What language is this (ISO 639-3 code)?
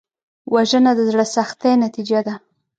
pus